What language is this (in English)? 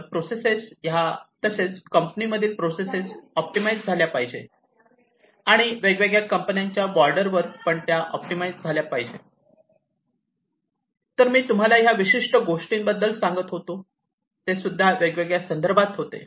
Marathi